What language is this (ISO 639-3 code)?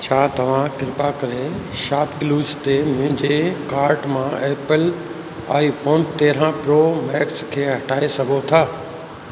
snd